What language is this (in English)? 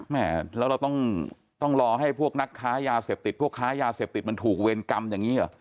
Thai